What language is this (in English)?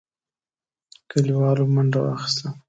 Pashto